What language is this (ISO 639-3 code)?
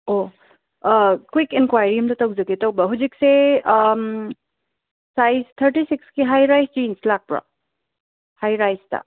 mni